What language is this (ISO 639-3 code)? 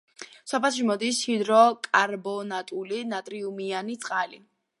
kat